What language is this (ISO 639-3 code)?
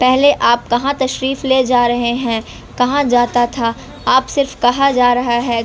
urd